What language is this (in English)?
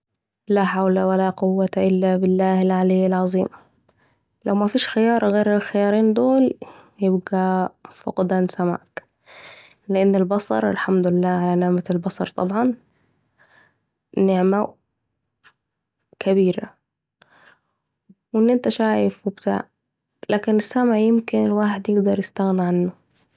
Saidi Arabic